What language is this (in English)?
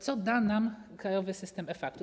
Polish